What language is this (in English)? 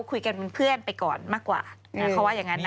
Thai